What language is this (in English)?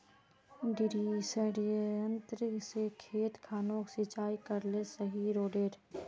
Magahi